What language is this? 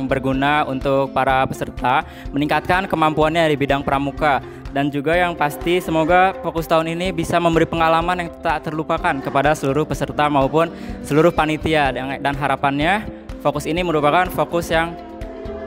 Indonesian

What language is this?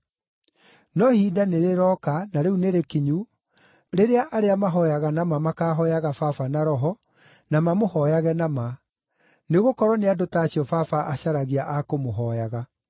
Kikuyu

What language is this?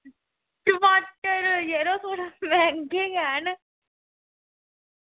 Dogri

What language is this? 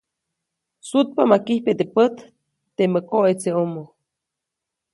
Copainalá Zoque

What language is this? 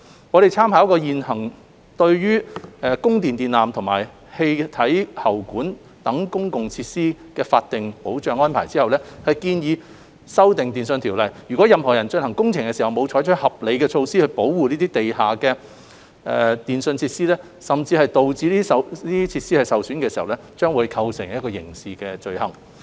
Cantonese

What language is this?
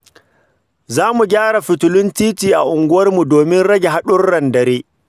Hausa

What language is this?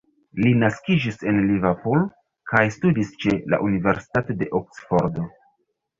Esperanto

